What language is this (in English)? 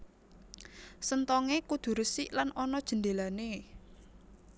Javanese